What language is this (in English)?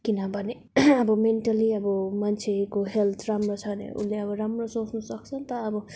Nepali